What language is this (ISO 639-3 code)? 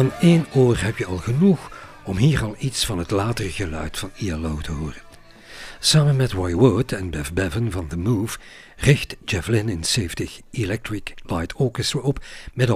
nld